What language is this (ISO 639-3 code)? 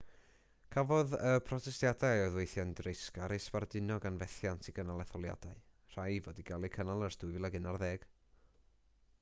cym